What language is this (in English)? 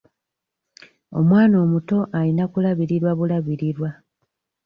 Ganda